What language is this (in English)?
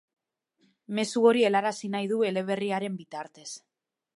Basque